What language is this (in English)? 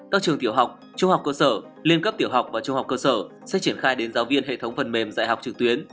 Vietnamese